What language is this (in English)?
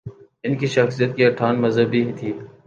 Urdu